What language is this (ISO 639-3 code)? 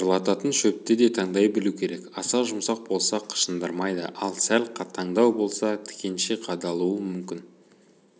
kaz